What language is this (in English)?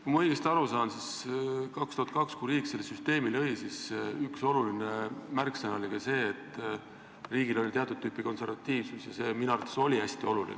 Estonian